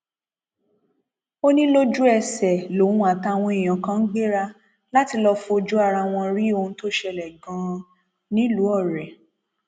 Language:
Yoruba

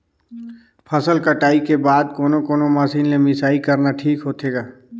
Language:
Chhattisgarhi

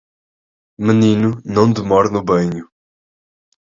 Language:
Portuguese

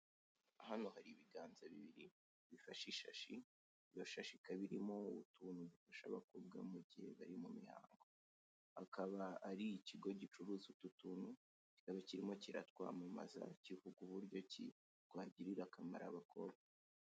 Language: Kinyarwanda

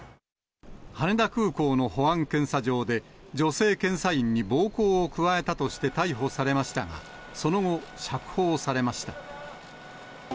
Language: Japanese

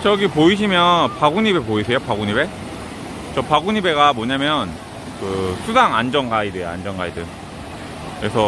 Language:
Korean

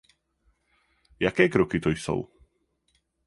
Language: Czech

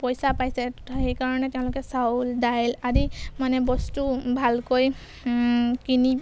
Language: Assamese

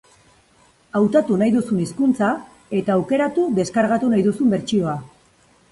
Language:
Basque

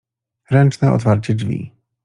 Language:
Polish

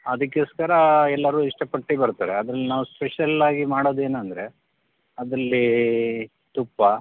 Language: Kannada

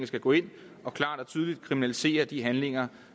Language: Danish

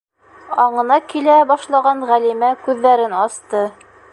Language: Bashkir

